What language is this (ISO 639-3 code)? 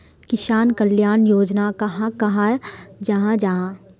mag